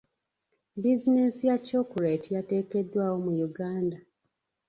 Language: Ganda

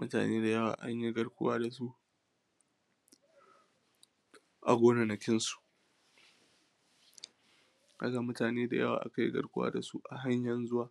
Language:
Hausa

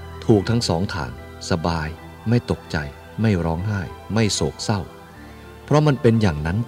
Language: Thai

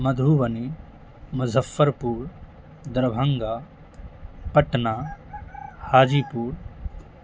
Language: Urdu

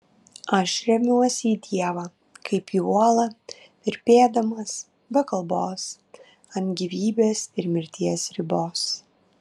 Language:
Lithuanian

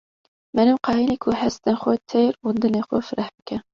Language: Kurdish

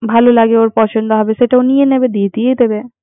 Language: Bangla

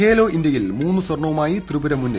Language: Malayalam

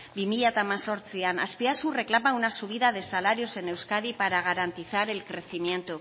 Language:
Spanish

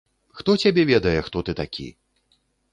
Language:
Belarusian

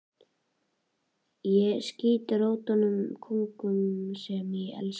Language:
Icelandic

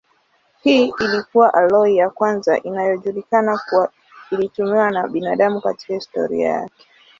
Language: Swahili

